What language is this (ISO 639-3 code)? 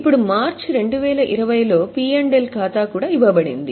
tel